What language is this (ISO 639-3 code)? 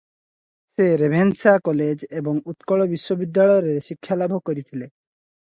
ori